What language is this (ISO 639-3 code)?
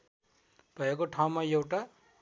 nep